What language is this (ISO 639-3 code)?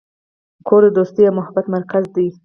pus